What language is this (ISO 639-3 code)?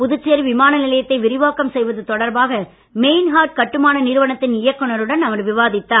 tam